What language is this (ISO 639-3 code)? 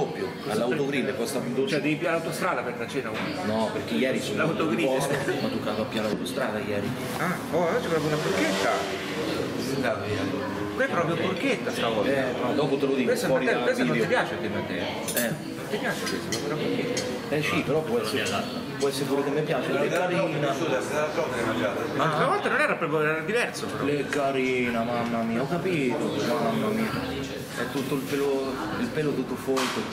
ita